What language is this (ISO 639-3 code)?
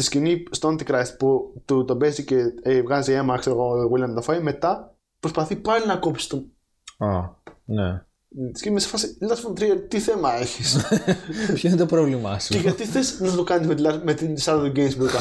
ell